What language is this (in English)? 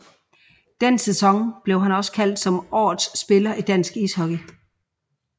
Danish